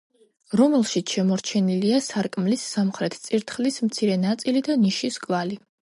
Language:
Georgian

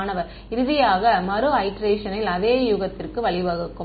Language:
Tamil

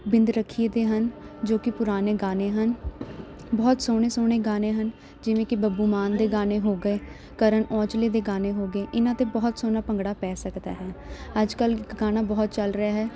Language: Punjabi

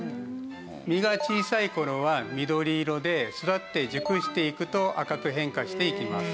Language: Japanese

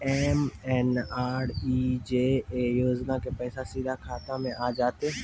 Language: Maithili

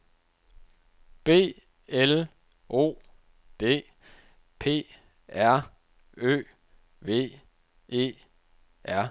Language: Danish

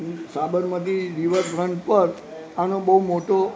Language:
Gujarati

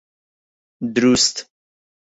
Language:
Central Kurdish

